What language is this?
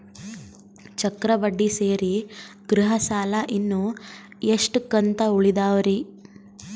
Kannada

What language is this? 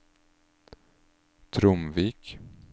Norwegian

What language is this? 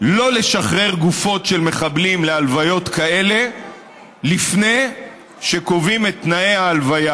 Hebrew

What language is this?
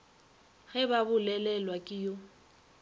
Northern Sotho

